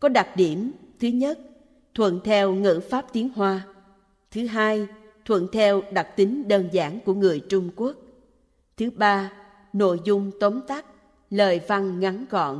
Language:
Vietnamese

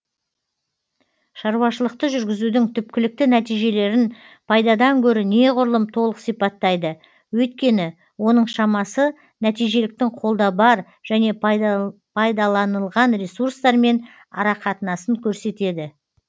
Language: Kazakh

